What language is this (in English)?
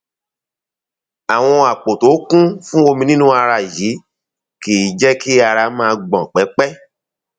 Yoruba